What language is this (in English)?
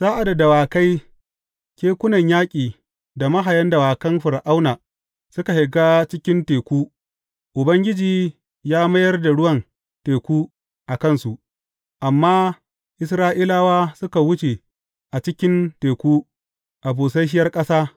Hausa